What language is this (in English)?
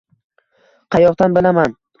Uzbek